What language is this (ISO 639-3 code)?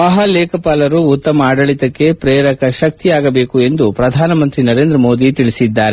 kan